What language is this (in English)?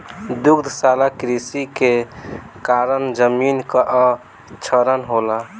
Bhojpuri